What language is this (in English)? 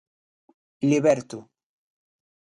Galician